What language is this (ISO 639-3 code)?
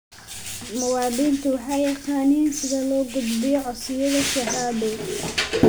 som